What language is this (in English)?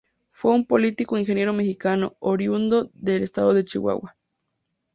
Spanish